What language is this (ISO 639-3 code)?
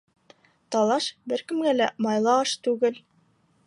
bak